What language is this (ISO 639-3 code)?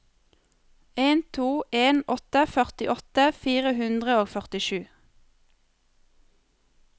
nor